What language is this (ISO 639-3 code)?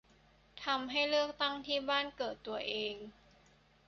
tha